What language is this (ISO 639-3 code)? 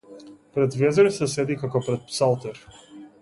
mkd